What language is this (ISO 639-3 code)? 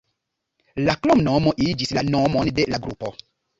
epo